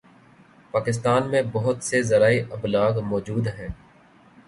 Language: Urdu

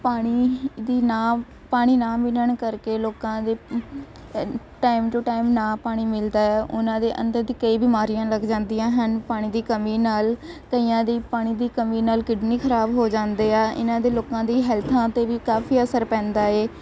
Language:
Punjabi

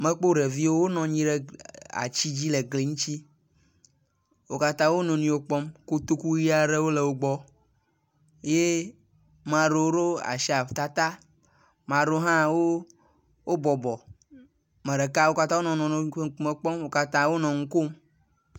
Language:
Ewe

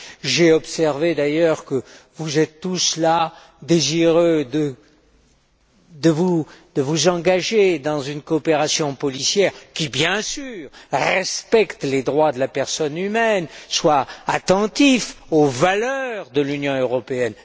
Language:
French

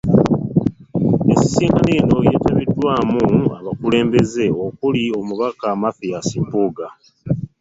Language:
Ganda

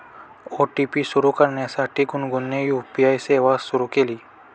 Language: Marathi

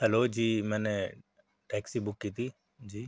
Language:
Urdu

